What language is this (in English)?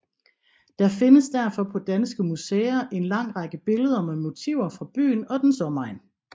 Danish